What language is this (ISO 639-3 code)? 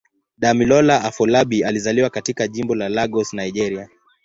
swa